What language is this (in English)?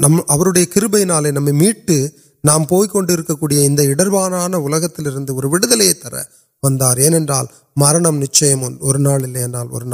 Urdu